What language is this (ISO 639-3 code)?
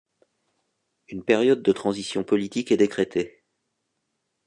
fra